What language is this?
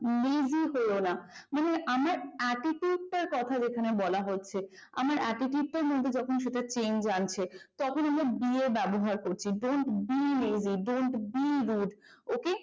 Bangla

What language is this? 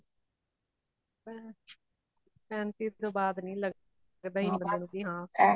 Punjabi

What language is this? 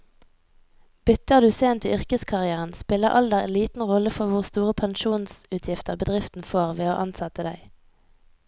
Norwegian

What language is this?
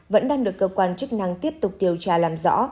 Vietnamese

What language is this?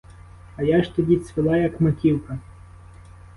Ukrainian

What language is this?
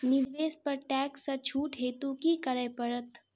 Maithili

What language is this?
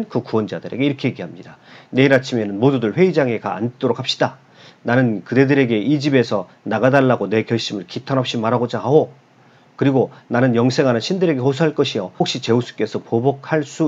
Korean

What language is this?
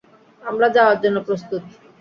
Bangla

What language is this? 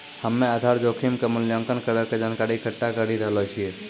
Maithili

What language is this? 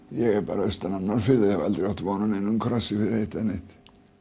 Icelandic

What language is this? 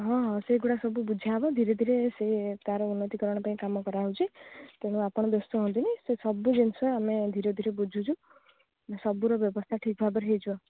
Odia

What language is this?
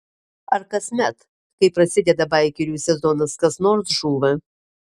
Lithuanian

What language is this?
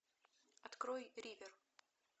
Russian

